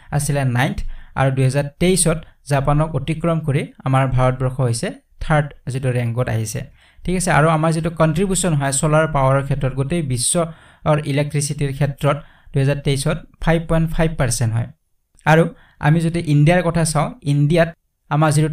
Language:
Bangla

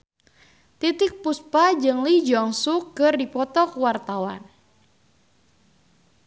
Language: Sundanese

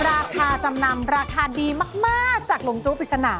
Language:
Thai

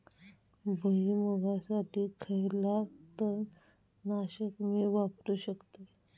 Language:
Marathi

